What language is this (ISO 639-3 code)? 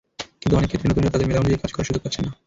ben